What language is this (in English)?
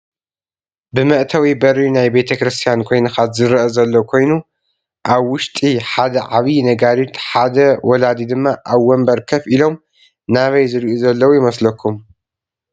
Tigrinya